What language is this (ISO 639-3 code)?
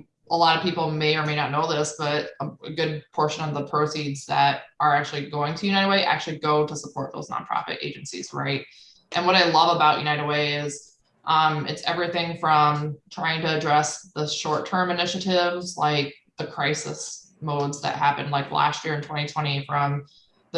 eng